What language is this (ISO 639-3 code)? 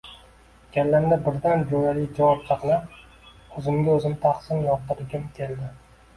uzb